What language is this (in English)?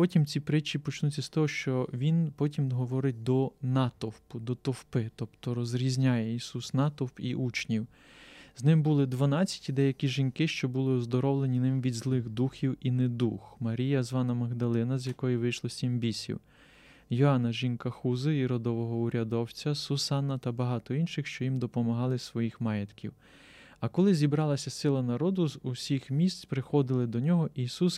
Ukrainian